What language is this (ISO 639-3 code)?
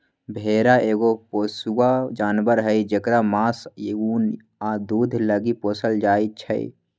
mag